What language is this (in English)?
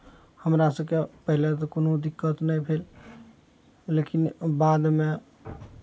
Maithili